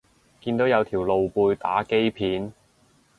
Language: Cantonese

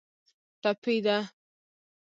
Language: Pashto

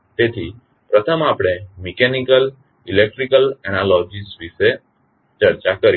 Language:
Gujarati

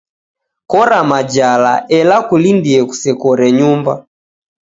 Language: Taita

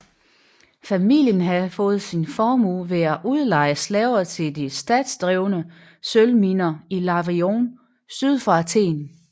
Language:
Danish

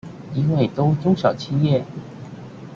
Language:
Chinese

